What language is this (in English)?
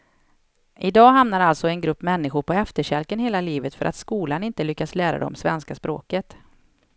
Swedish